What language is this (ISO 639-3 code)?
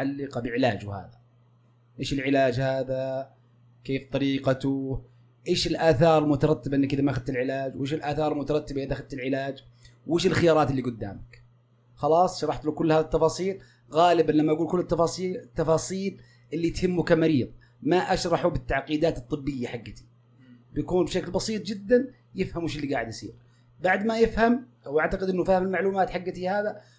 ara